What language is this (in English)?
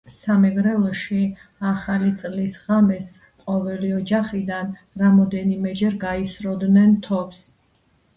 Georgian